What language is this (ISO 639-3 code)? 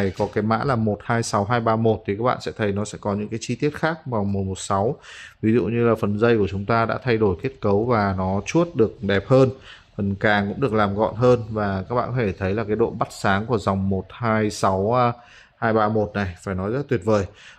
vie